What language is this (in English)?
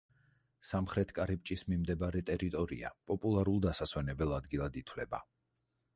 Georgian